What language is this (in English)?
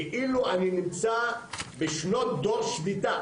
Hebrew